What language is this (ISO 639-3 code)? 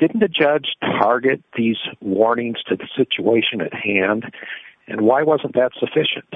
eng